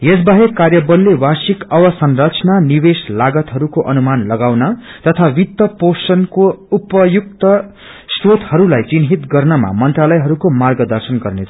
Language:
Nepali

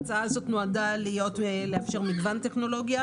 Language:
Hebrew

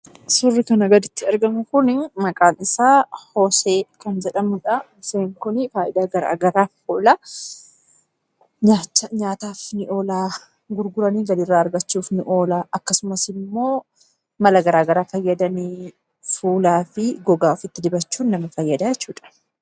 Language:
Oromo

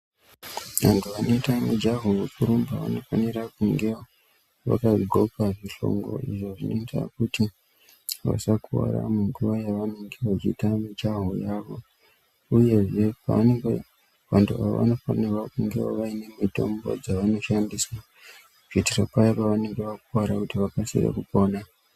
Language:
Ndau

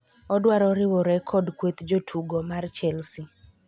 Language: Luo (Kenya and Tanzania)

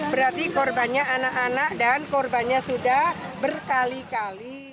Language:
Indonesian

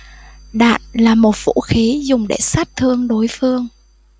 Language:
Vietnamese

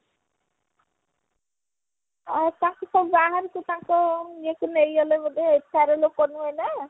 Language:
Odia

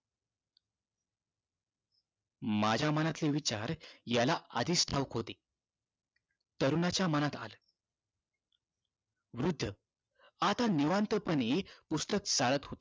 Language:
Marathi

